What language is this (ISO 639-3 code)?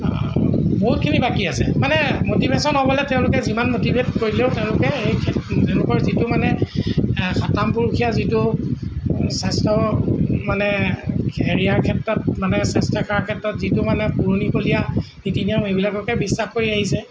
asm